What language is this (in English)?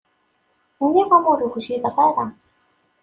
Kabyle